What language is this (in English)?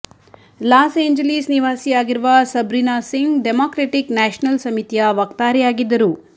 Kannada